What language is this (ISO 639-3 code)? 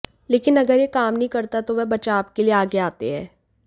hin